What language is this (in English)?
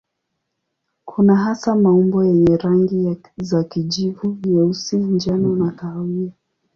Swahili